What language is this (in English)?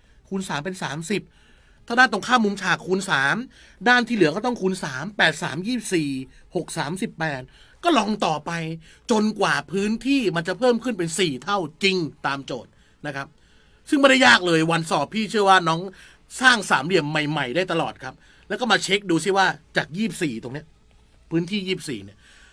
Thai